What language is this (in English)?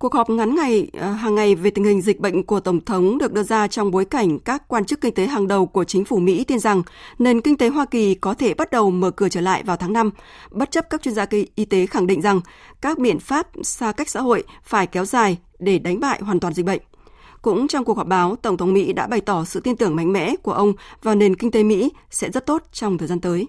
Vietnamese